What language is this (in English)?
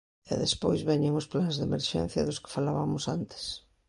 Galician